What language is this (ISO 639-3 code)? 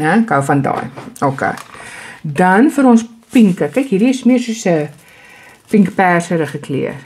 nld